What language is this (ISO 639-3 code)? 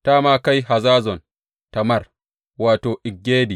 hau